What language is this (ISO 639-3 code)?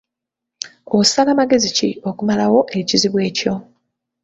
lug